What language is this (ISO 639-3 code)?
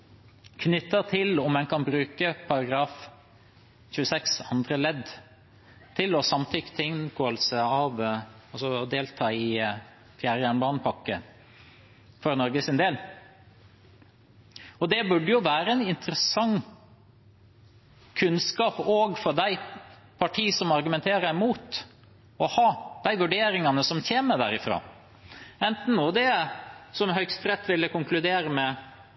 nob